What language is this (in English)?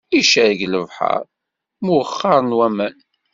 Kabyle